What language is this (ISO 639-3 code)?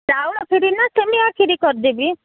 ori